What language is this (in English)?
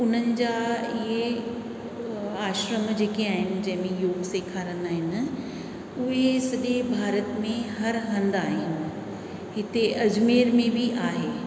Sindhi